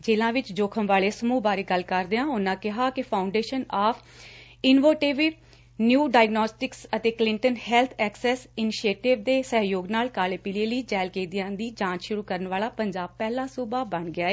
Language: Punjabi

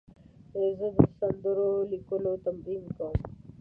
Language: Pashto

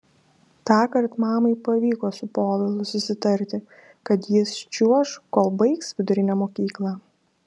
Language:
Lithuanian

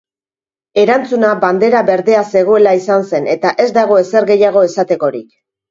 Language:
Basque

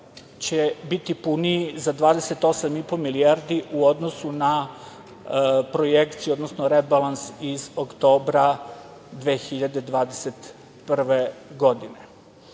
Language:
Serbian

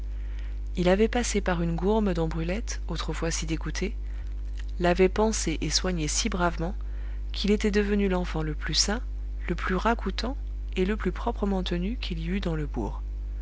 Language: French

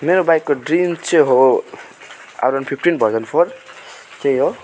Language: Nepali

